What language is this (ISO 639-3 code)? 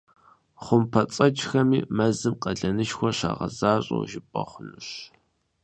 kbd